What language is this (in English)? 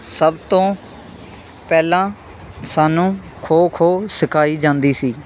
Punjabi